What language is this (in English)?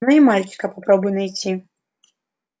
Russian